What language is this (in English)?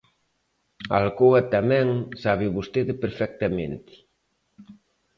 Galician